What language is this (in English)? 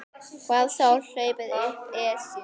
Icelandic